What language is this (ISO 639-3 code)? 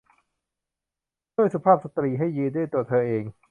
tha